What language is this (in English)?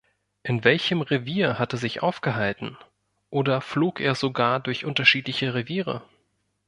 German